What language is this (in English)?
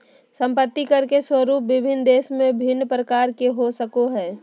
Magahi